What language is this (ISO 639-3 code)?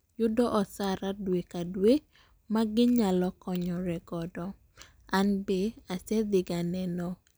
luo